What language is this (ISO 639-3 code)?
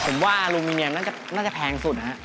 tha